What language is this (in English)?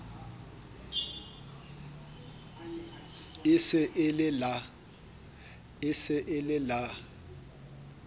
Southern Sotho